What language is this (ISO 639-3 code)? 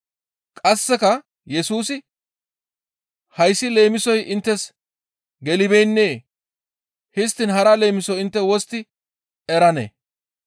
gmv